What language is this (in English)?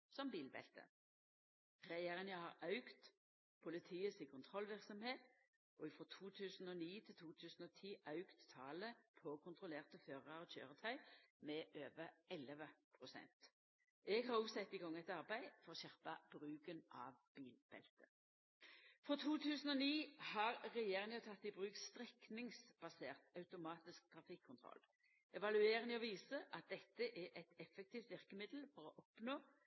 Norwegian Nynorsk